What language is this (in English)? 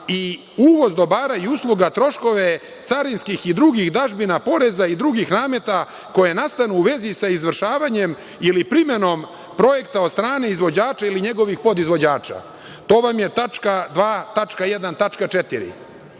Serbian